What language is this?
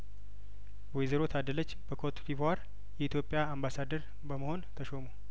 Amharic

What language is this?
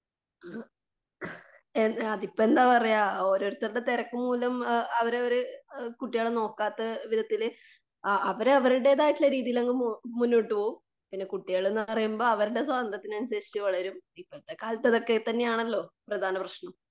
Malayalam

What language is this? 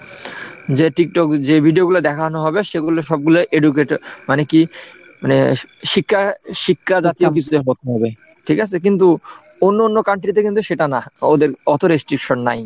Bangla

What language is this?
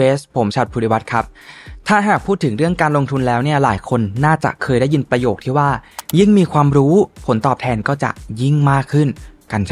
Thai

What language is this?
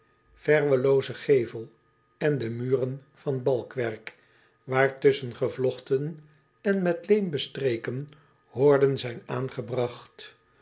Dutch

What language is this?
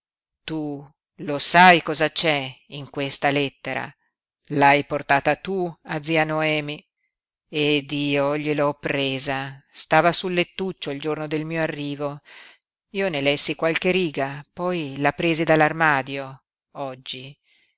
Italian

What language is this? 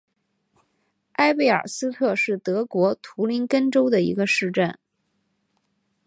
Chinese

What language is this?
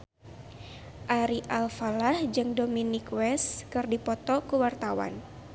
Sundanese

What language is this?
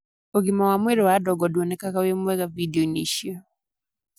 Kikuyu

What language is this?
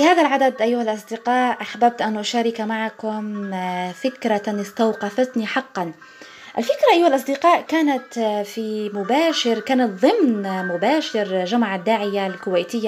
Arabic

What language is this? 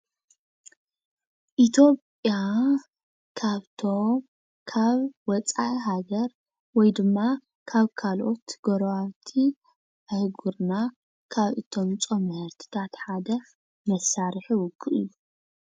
Tigrinya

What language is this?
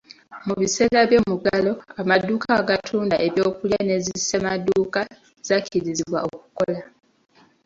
Ganda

